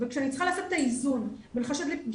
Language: Hebrew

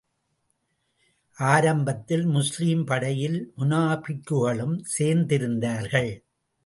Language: Tamil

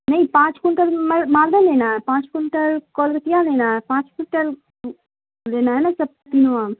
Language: Urdu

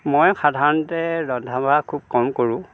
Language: Assamese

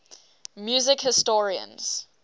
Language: English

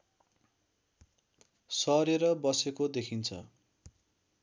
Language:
Nepali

